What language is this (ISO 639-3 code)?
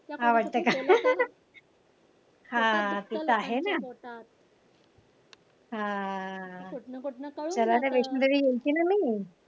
mar